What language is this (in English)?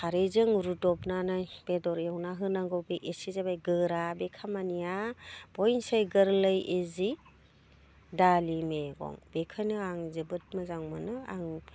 Bodo